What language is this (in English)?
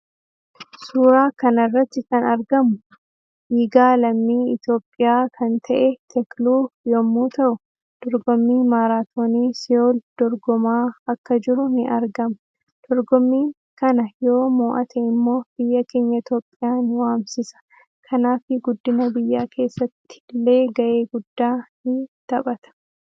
Oromo